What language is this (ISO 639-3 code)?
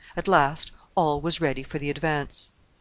eng